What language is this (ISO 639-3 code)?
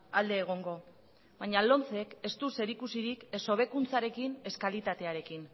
eus